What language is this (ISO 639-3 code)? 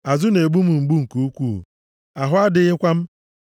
ibo